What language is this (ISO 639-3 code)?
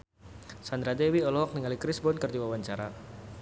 sun